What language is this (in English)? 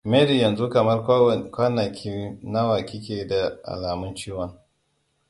Hausa